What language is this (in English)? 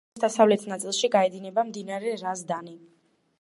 Georgian